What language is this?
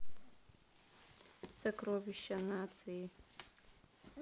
Russian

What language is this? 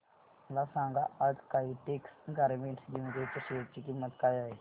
Marathi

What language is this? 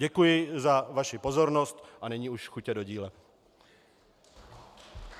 Czech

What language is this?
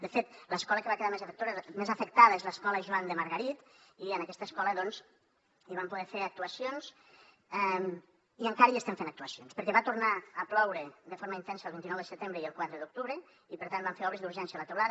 Catalan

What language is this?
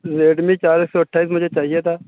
Urdu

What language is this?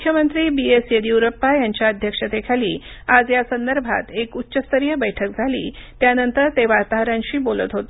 Marathi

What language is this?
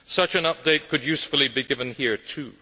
English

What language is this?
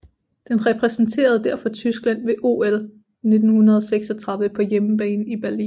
Danish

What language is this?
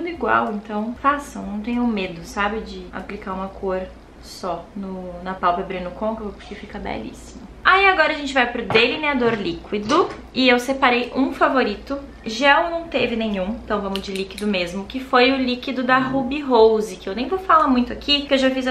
Portuguese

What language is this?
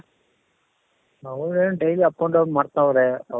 Kannada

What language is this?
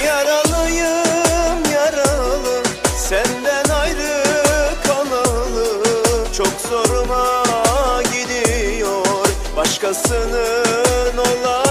Turkish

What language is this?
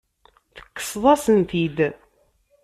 Kabyle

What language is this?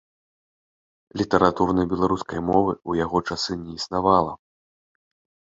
Belarusian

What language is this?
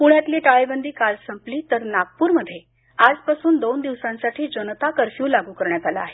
Marathi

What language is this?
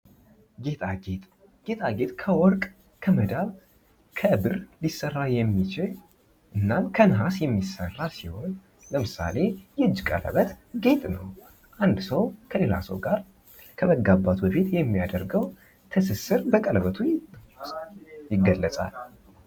Amharic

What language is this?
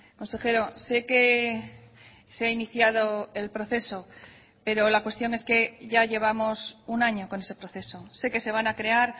Spanish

